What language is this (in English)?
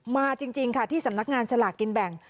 Thai